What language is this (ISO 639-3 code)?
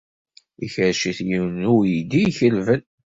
kab